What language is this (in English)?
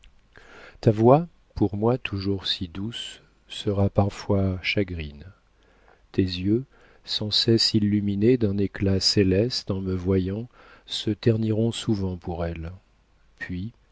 French